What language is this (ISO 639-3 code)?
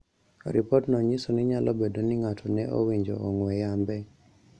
luo